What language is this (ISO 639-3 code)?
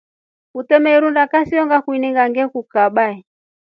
rof